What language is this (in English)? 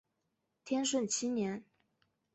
Chinese